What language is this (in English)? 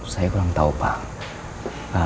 Indonesian